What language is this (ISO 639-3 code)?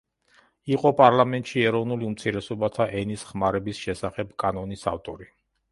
kat